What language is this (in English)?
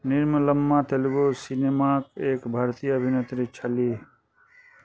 Maithili